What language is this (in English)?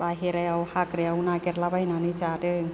Bodo